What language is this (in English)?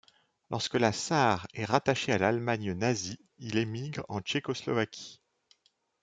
French